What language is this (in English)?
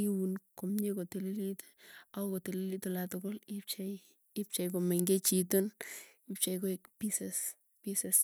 Tugen